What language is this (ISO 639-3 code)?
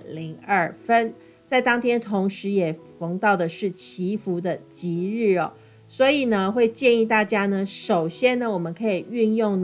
zho